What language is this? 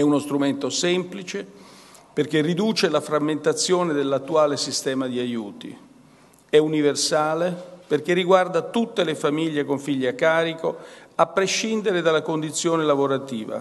Italian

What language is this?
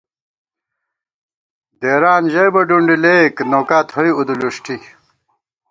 Gawar-Bati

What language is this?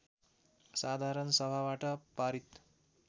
Nepali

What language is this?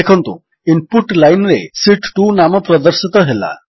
Odia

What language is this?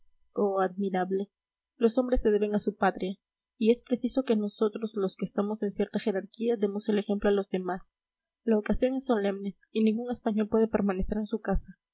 Spanish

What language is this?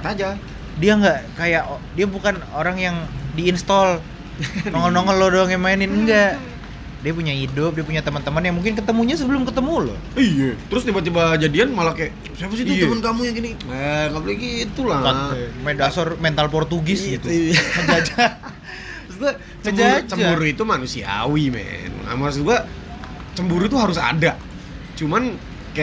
Indonesian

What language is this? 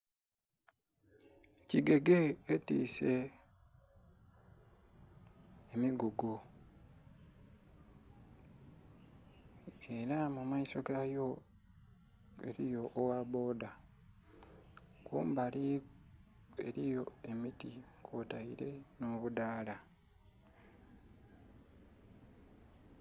Soga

